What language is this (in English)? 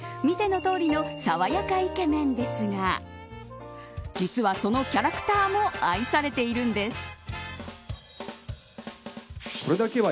Japanese